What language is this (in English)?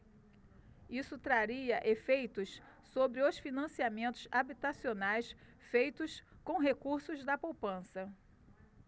Portuguese